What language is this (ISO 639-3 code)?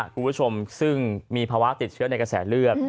tha